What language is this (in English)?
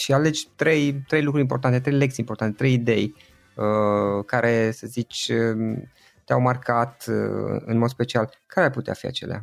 Romanian